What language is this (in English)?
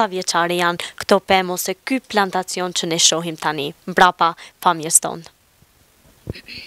Romanian